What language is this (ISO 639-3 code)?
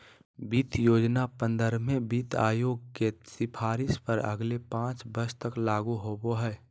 mag